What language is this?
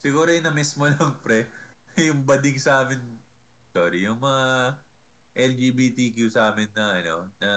Filipino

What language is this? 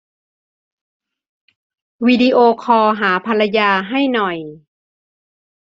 Thai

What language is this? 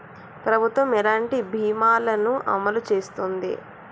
Telugu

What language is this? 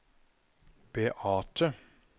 Norwegian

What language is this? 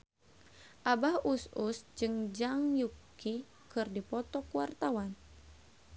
Sundanese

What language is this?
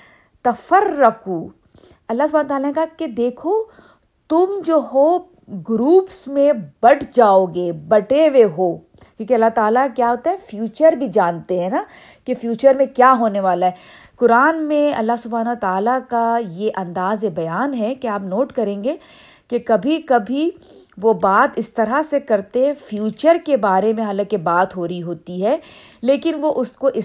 Urdu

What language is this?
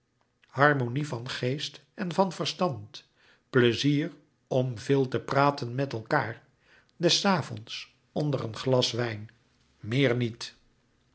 Dutch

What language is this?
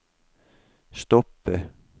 Norwegian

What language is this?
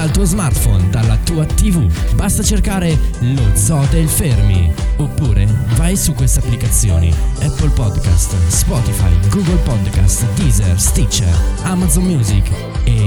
Italian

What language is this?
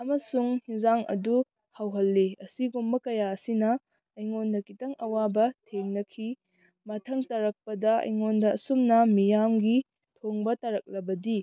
Manipuri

